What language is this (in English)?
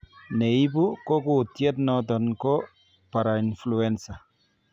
Kalenjin